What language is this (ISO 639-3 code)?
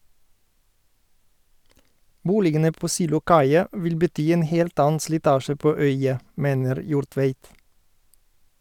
nor